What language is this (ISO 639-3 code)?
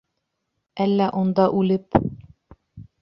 bak